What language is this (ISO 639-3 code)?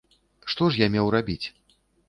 bel